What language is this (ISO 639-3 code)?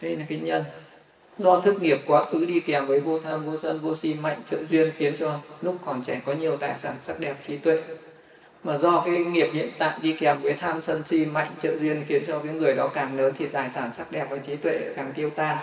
vie